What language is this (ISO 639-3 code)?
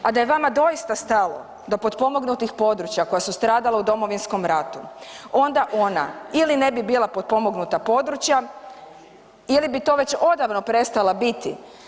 hrv